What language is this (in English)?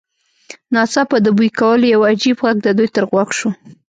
Pashto